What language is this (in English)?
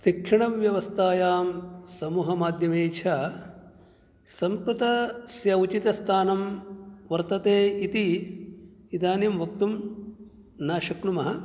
Sanskrit